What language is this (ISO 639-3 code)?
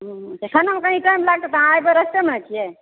mai